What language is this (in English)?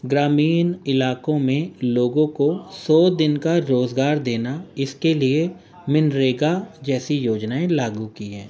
Urdu